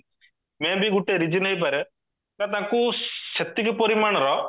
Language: Odia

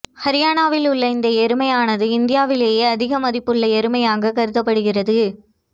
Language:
Tamil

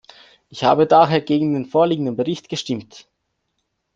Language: German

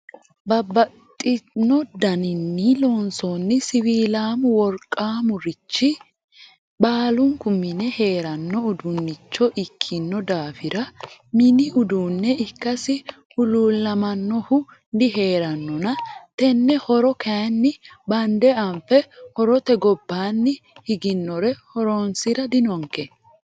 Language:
Sidamo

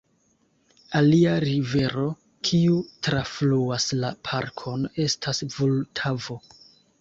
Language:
Esperanto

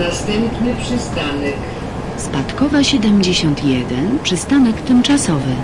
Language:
Polish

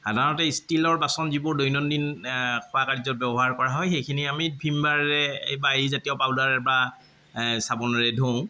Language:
Assamese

